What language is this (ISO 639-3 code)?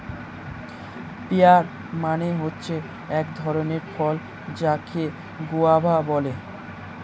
ben